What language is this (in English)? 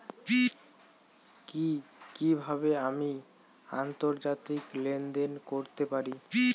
Bangla